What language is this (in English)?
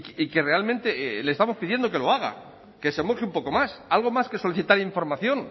Spanish